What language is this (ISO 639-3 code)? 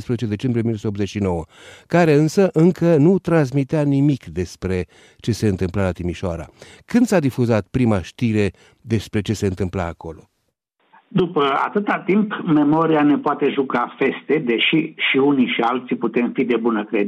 ron